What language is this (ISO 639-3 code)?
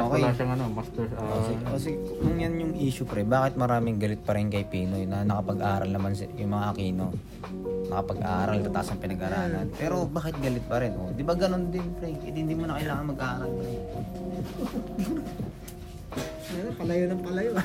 fil